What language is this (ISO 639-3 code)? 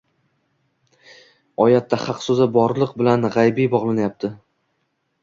uzb